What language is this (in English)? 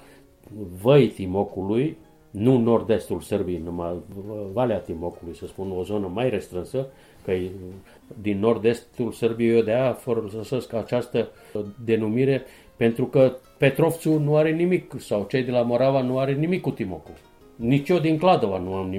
Romanian